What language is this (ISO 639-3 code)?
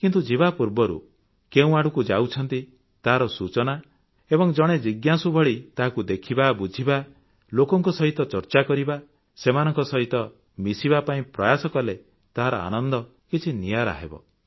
ori